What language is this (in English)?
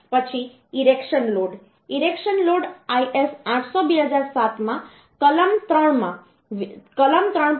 Gujarati